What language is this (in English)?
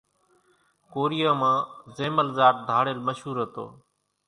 Kachi Koli